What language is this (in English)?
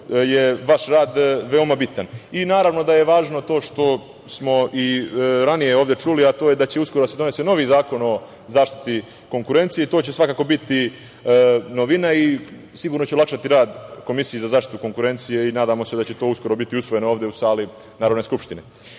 Serbian